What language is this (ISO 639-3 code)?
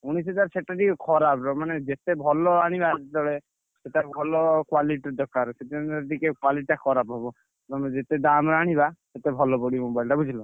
ori